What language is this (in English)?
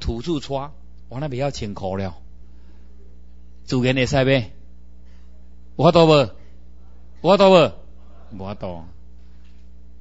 Chinese